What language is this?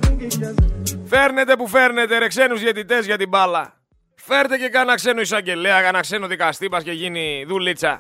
Greek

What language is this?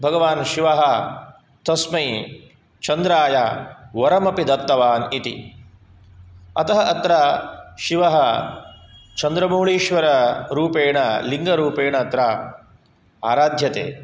Sanskrit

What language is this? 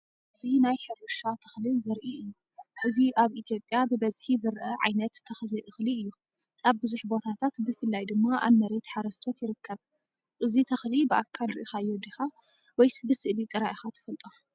Tigrinya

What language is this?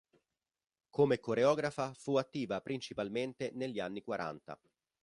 Italian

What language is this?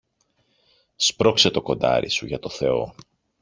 Greek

